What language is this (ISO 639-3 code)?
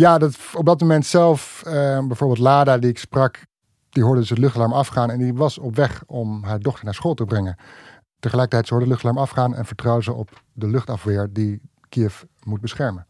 nld